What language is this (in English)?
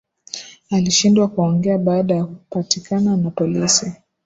Swahili